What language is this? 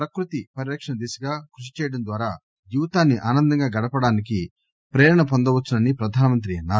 Telugu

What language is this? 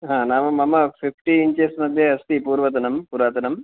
Sanskrit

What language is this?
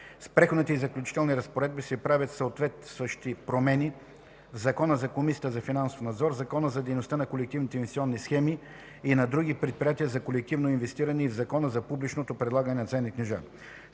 Bulgarian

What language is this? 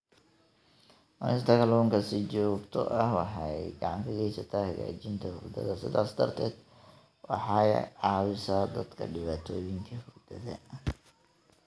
Somali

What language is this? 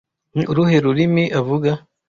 Kinyarwanda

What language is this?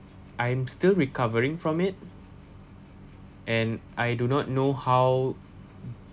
English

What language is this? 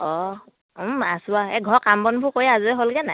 Assamese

